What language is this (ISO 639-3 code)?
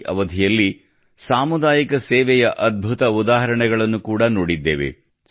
kan